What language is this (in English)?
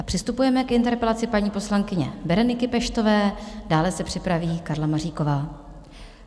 Czech